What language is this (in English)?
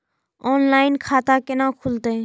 Maithili